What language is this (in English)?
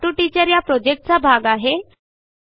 Marathi